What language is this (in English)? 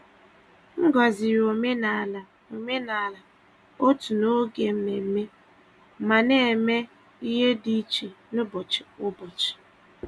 Igbo